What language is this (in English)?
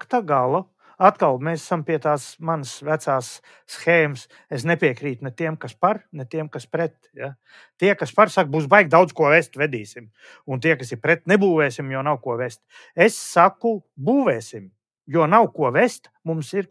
Latvian